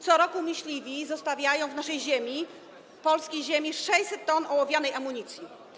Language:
Polish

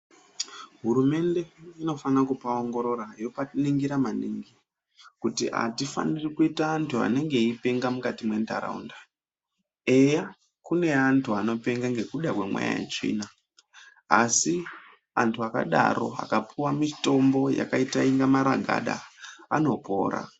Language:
Ndau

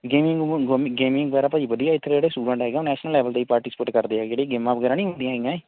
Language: Punjabi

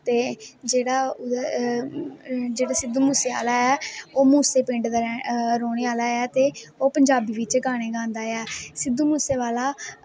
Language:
Dogri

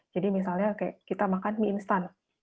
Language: Indonesian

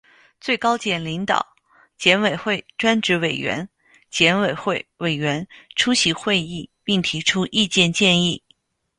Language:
Chinese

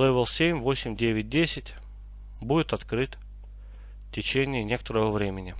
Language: Russian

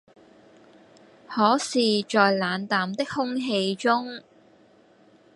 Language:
Cantonese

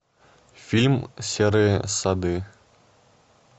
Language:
Russian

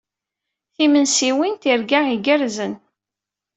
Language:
Kabyle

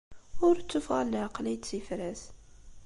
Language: Kabyle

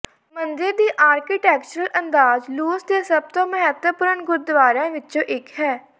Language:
Punjabi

